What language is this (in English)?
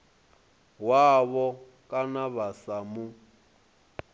Venda